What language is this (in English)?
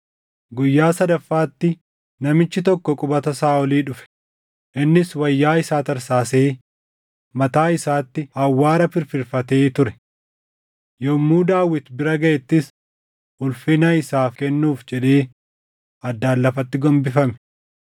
Oromo